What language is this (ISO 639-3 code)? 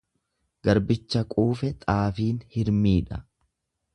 orm